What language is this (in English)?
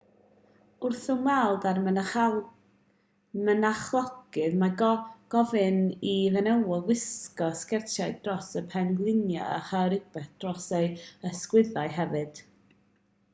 Welsh